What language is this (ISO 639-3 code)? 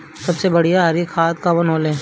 bho